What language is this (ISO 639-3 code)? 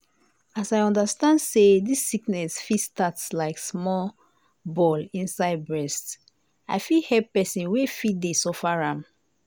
pcm